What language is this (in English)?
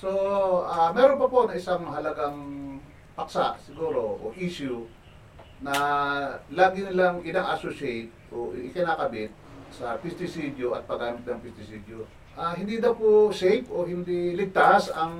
Filipino